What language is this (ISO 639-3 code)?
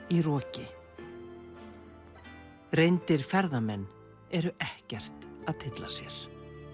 isl